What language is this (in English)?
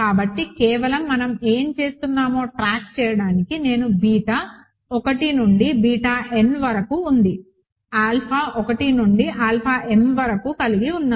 Telugu